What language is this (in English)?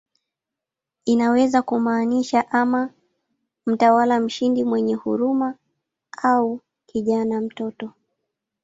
Swahili